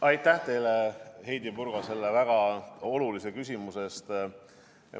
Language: Estonian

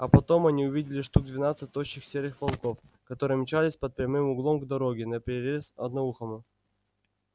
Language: Russian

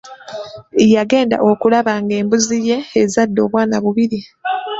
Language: Ganda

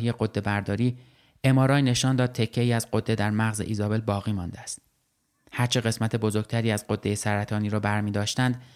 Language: Persian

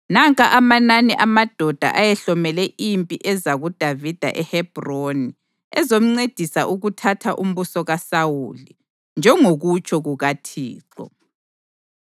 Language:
North Ndebele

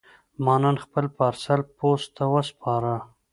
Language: Pashto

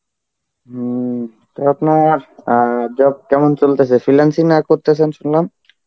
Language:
Bangla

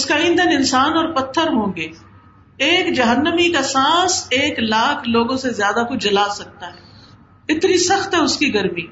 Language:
Urdu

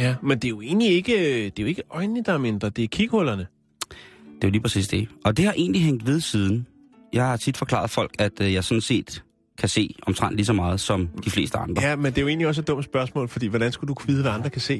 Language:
Danish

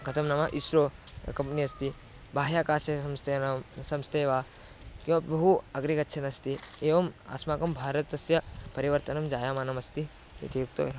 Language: Sanskrit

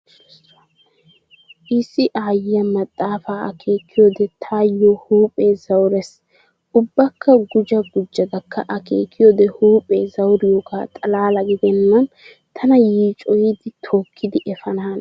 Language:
Wolaytta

